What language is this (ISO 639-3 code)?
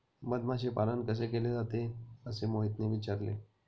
mar